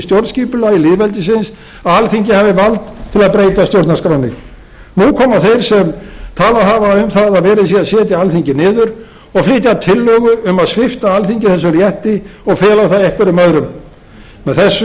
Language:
Icelandic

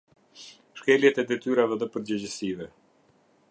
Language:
Albanian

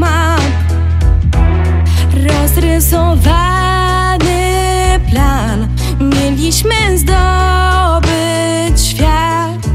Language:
Polish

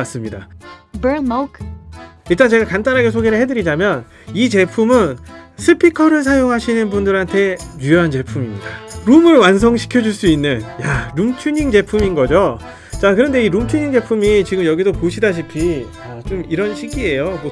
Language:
Korean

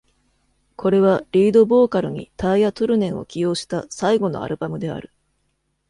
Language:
Japanese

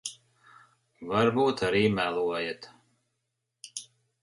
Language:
Latvian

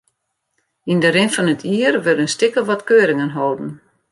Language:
Western Frisian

